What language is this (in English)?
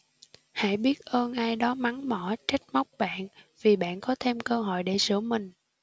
Vietnamese